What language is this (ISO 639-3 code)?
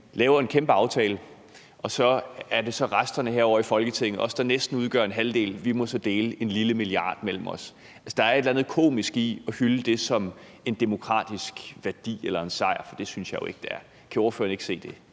dan